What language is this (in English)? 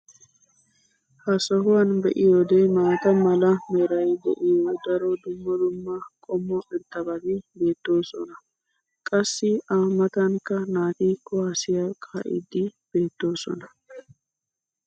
Wolaytta